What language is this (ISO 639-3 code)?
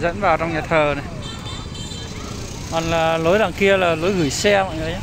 vie